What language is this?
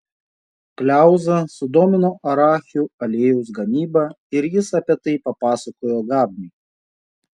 Lithuanian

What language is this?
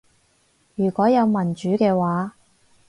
Cantonese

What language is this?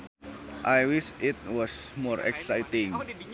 Sundanese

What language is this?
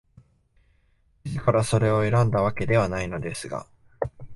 Japanese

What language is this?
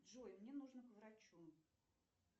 Russian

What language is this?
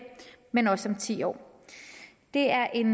Danish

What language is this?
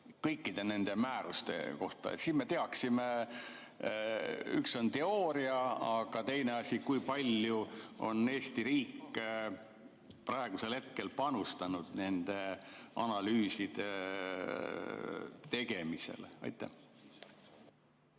Estonian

